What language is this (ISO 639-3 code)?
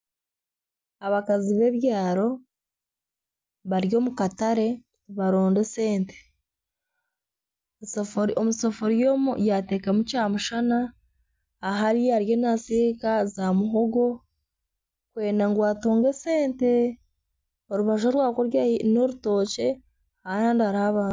nyn